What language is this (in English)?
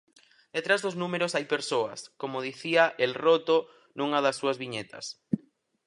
Galician